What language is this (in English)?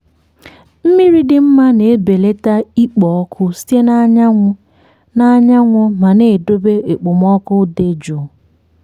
Igbo